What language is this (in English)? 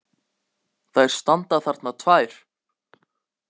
Icelandic